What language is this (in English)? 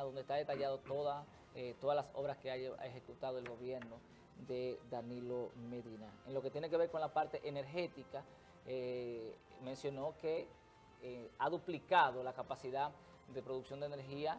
Spanish